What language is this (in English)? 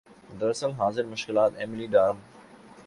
Urdu